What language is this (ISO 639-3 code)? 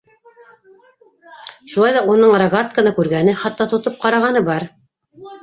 bak